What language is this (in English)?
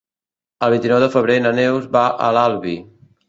Catalan